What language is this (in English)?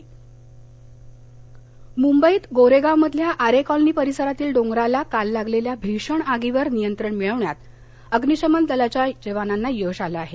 Marathi